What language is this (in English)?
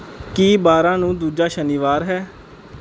Punjabi